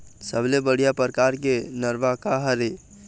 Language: Chhattisgarhi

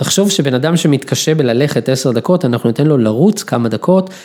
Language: Hebrew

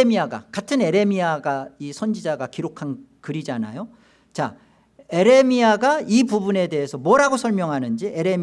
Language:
Korean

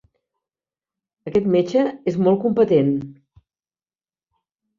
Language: Catalan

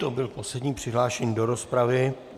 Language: Czech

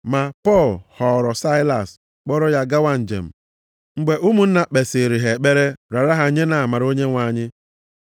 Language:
Igbo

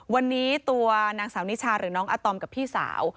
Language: Thai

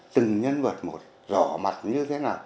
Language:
Vietnamese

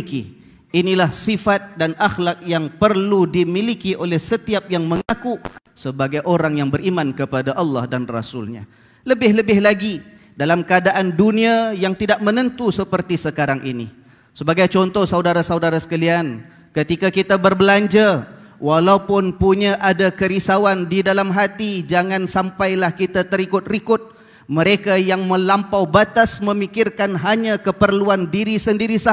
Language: Malay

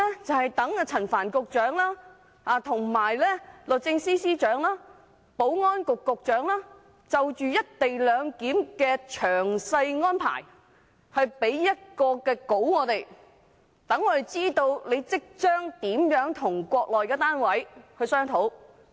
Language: Cantonese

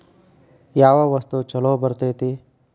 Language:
Kannada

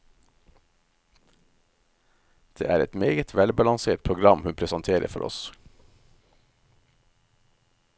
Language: Norwegian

